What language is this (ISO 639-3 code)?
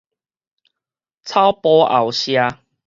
nan